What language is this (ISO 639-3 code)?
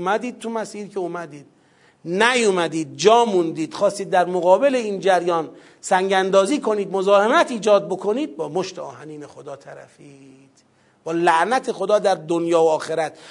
fas